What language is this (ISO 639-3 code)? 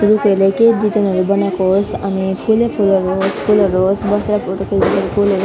nep